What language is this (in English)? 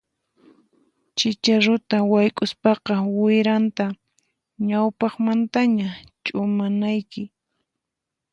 Puno Quechua